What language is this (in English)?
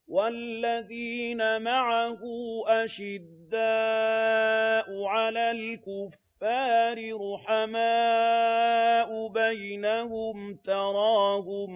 Arabic